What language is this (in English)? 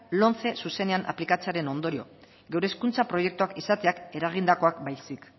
Basque